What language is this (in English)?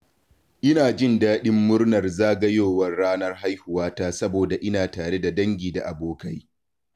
Hausa